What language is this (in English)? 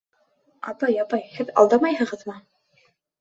Bashkir